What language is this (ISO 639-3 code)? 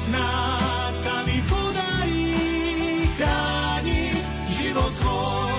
slk